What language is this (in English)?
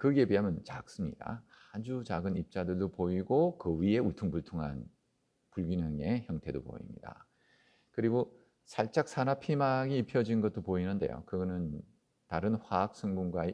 Korean